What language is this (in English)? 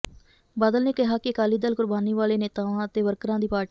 Punjabi